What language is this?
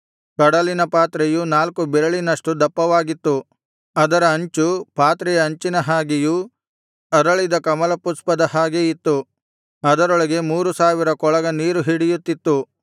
Kannada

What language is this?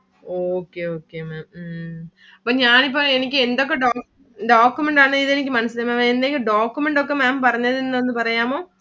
Malayalam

